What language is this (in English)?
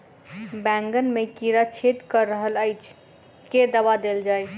Maithili